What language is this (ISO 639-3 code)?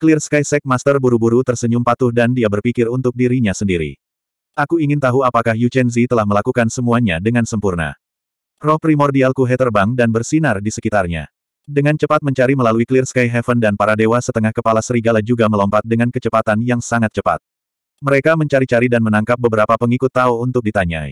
ind